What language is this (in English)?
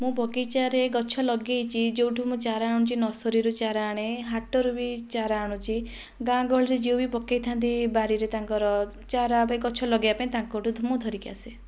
Odia